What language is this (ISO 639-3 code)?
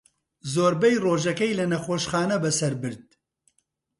ckb